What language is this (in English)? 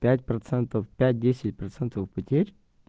Russian